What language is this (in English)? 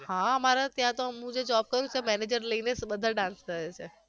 Gujarati